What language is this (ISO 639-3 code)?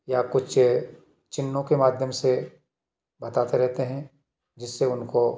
hin